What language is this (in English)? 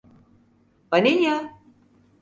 Turkish